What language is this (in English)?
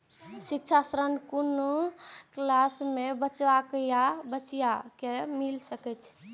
Maithili